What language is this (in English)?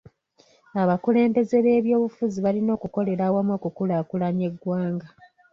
Ganda